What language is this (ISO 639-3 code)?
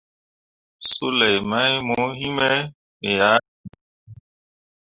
mua